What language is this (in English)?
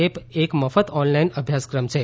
Gujarati